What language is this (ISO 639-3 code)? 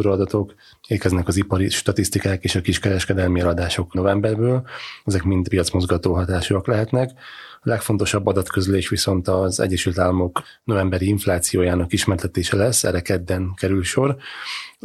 hun